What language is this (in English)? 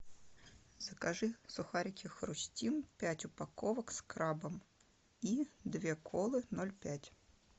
Russian